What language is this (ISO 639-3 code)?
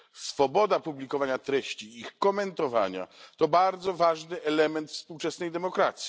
pol